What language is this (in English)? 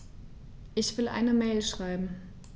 German